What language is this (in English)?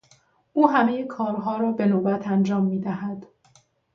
Persian